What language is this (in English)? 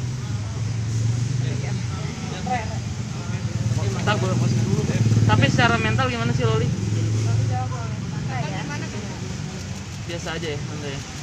Indonesian